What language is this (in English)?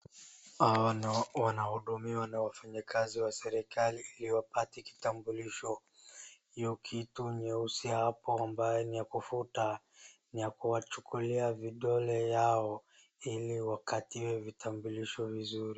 Swahili